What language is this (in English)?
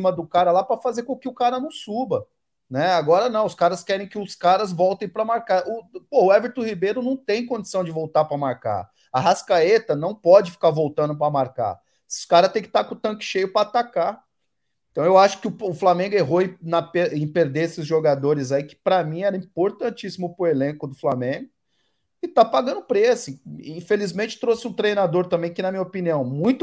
Portuguese